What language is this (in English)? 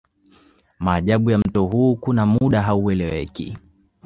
Swahili